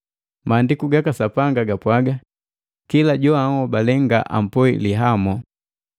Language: Matengo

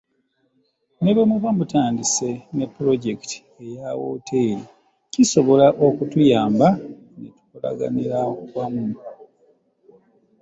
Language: Ganda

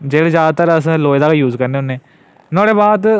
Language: Dogri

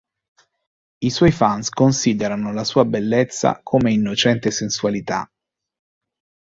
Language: Italian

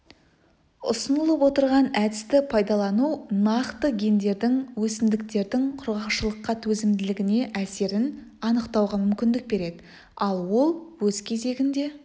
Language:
Kazakh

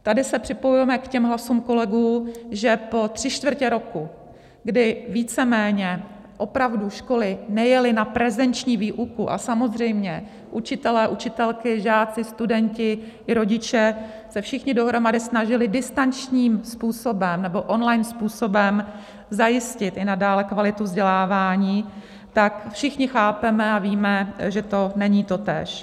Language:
Czech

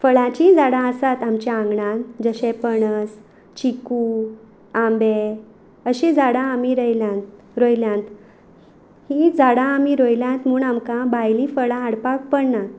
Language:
Konkani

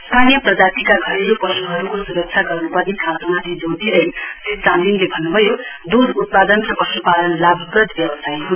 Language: Nepali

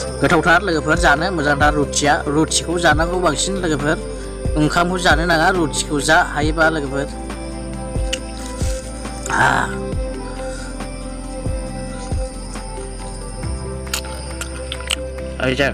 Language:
Thai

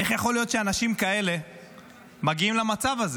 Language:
Hebrew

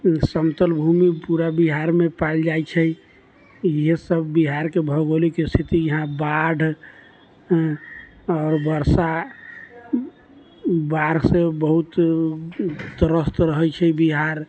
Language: Maithili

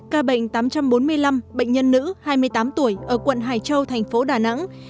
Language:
Vietnamese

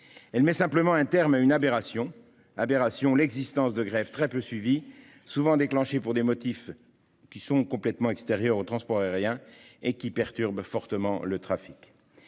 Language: French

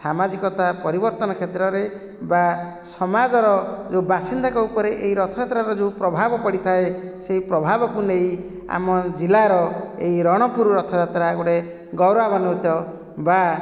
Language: Odia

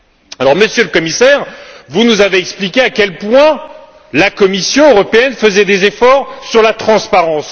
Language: French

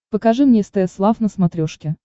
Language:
Russian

